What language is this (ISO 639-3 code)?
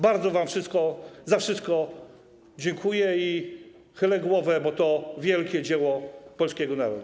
pol